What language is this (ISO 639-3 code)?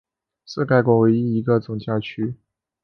zho